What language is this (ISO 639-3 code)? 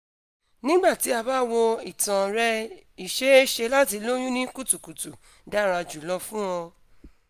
yor